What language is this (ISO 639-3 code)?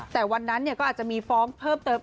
tha